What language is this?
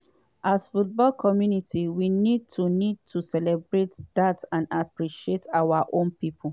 Nigerian Pidgin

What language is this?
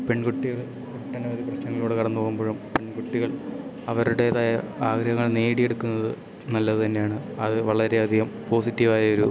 Malayalam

